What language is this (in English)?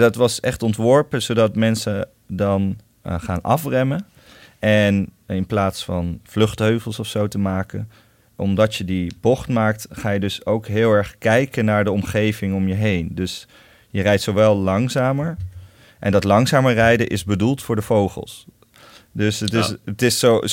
Dutch